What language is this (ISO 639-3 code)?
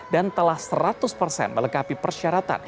ind